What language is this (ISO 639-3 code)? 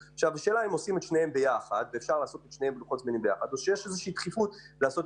heb